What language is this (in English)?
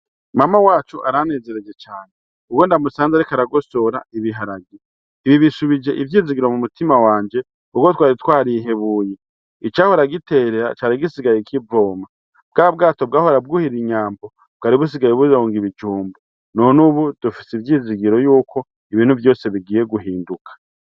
Rundi